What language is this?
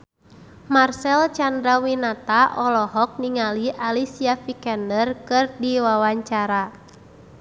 Sundanese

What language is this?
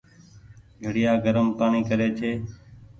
Goaria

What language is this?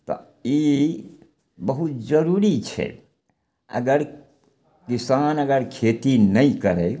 Maithili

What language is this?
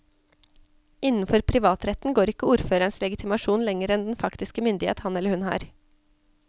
Norwegian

